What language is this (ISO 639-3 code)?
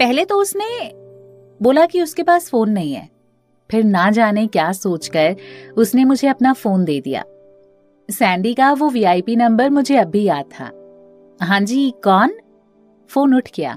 hin